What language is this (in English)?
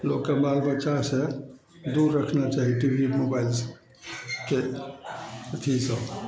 Maithili